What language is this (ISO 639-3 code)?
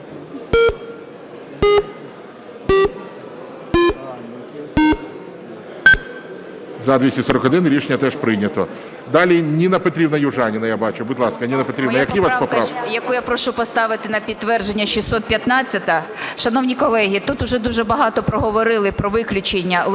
ukr